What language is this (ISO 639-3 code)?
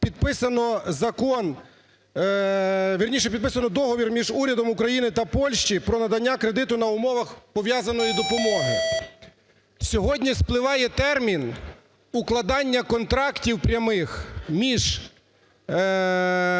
ukr